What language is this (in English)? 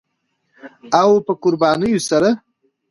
Pashto